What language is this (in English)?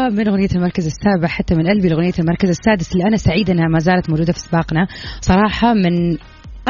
Arabic